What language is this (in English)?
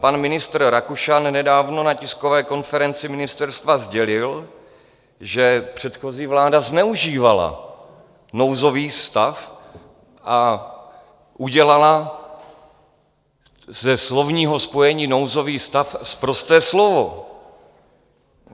Czech